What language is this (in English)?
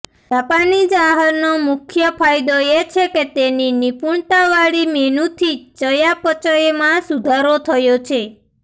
Gujarati